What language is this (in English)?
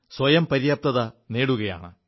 Malayalam